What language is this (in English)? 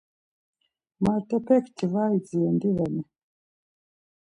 Laz